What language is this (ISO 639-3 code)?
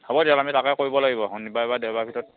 asm